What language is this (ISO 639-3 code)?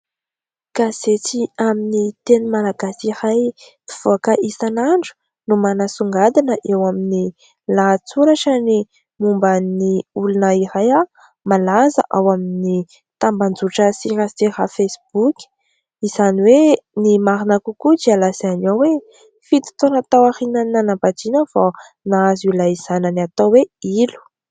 mlg